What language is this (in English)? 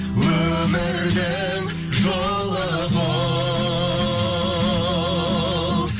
Kazakh